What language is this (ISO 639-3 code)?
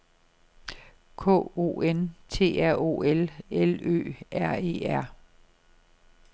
dan